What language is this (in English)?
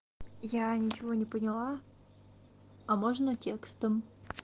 Russian